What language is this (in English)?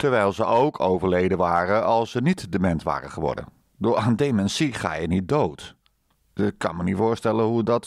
Dutch